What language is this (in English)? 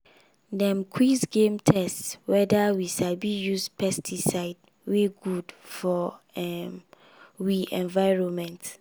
Nigerian Pidgin